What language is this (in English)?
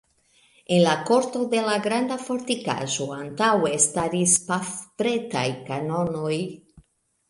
Esperanto